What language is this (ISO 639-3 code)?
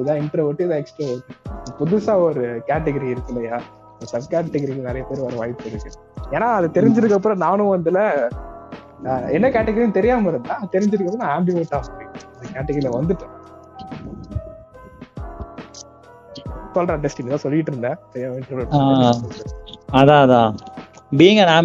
tam